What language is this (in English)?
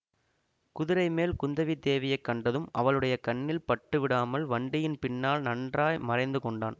Tamil